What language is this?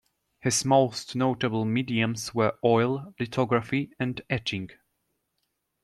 English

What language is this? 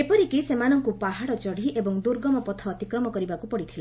Odia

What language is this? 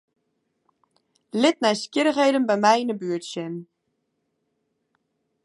Western Frisian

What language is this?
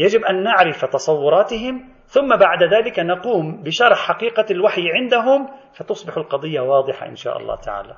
Arabic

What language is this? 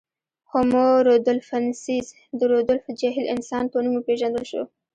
Pashto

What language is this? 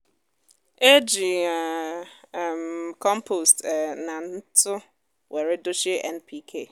Igbo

